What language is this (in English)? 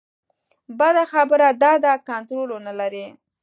Pashto